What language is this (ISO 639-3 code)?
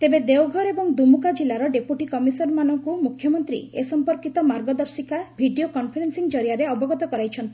ori